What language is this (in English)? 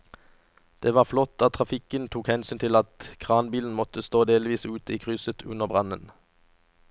Norwegian